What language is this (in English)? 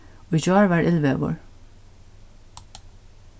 Faroese